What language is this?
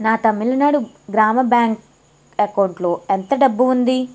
Telugu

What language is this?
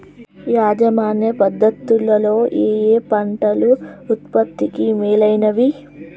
Telugu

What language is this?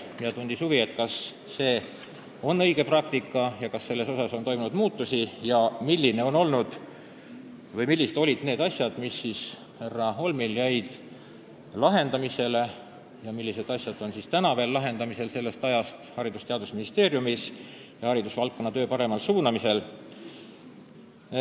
Estonian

